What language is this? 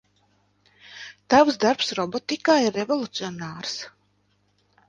Latvian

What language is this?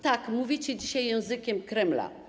Polish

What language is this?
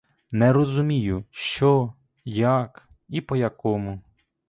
Ukrainian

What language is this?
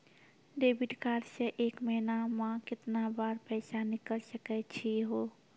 Maithili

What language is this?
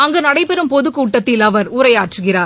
Tamil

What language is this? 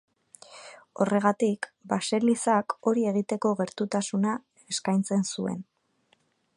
Basque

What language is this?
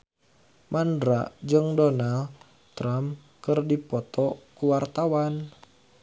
Sundanese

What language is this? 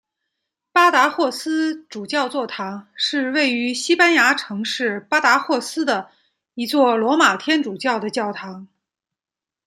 Chinese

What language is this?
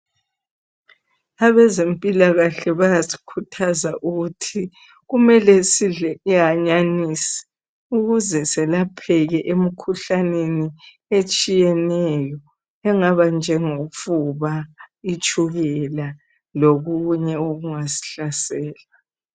North Ndebele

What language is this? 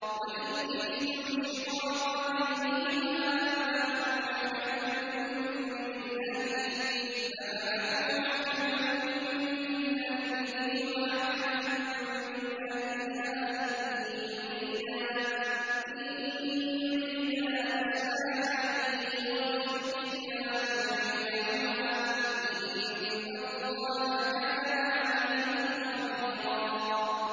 Arabic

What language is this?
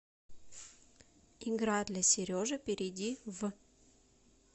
Russian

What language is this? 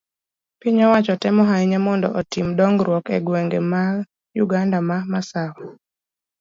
Luo (Kenya and Tanzania)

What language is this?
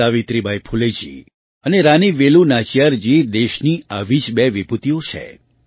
Gujarati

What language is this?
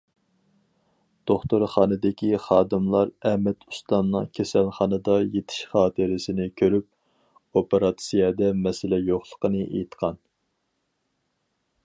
Uyghur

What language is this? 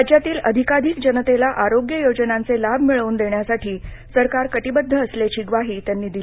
Marathi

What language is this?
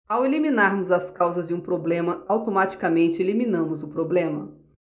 Portuguese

